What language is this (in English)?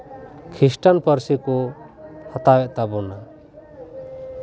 Santali